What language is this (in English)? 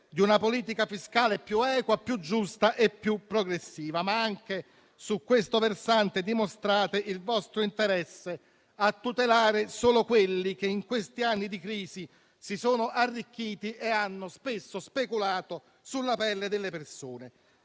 Italian